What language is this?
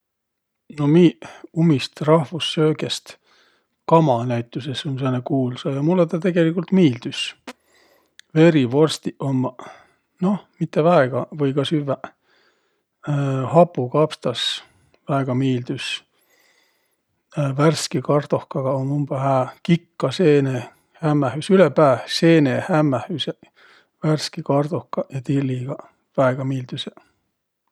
Võro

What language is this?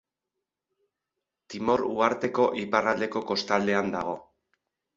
Basque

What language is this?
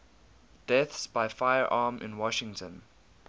English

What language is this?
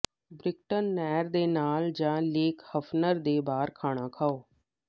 Punjabi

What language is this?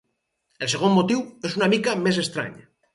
Catalan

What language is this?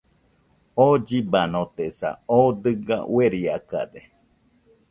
Nüpode Huitoto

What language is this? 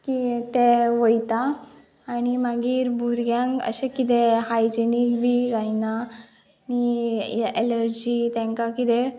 Konkani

